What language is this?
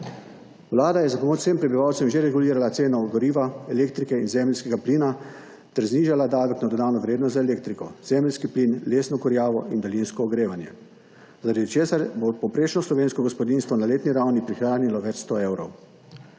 Slovenian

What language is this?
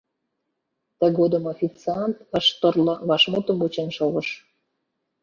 Mari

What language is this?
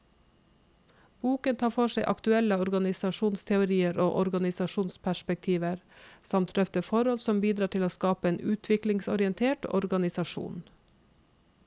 Norwegian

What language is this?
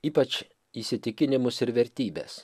Lithuanian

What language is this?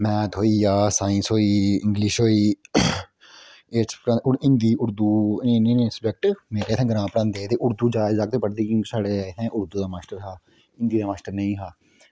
Dogri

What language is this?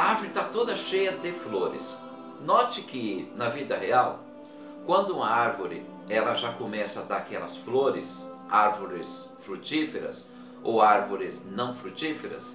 Portuguese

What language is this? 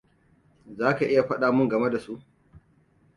Hausa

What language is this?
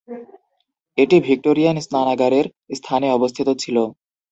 Bangla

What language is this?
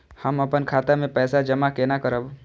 Maithili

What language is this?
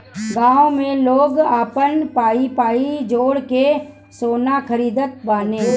Bhojpuri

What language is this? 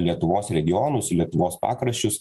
Lithuanian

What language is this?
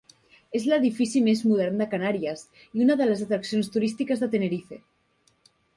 Catalan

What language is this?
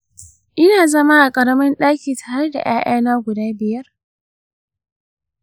Hausa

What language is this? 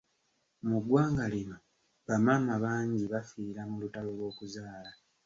Ganda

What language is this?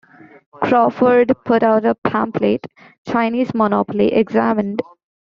English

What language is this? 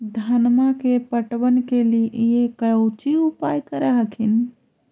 Magahi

